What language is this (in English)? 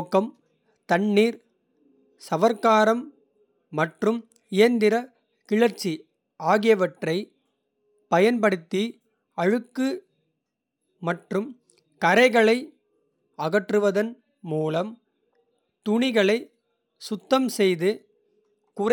Kota (India)